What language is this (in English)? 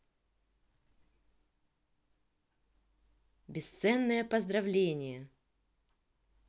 Russian